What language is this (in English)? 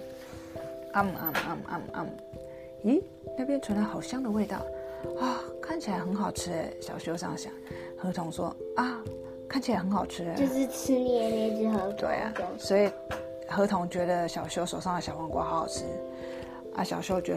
Chinese